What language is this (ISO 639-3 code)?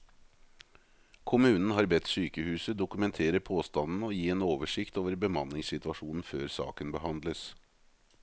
nor